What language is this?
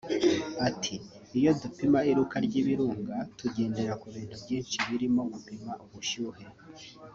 Kinyarwanda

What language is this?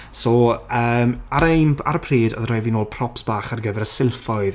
Welsh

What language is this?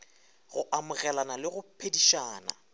Northern Sotho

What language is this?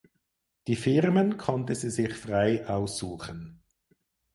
German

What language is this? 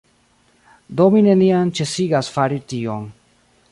Esperanto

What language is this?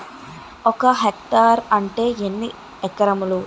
Telugu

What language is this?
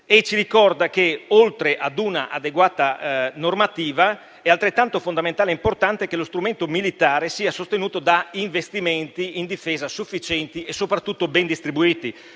Italian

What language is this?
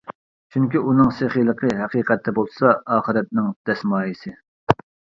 Uyghur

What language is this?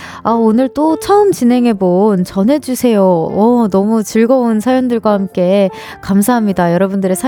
Korean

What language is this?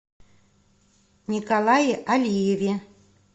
Russian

